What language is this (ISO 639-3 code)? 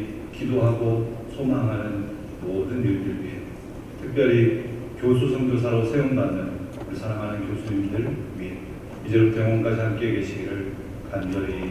kor